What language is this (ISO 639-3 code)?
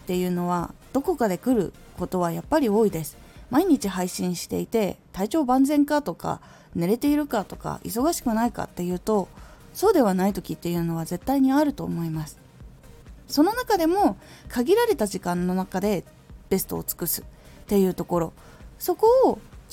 jpn